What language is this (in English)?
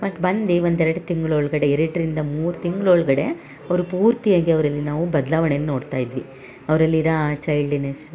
Kannada